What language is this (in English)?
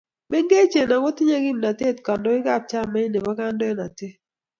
Kalenjin